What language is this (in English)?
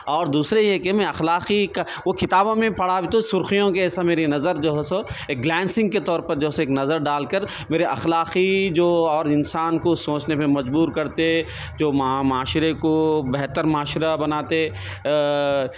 Urdu